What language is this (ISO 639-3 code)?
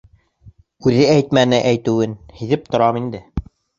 bak